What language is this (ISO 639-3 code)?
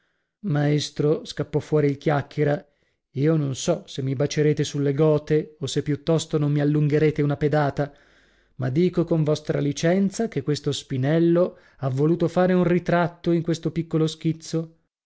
ita